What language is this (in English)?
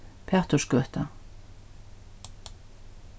Faroese